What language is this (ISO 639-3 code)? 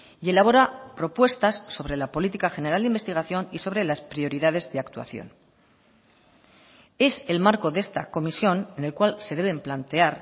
spa